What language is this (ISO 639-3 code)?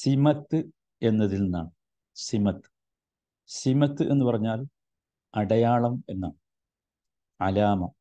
mal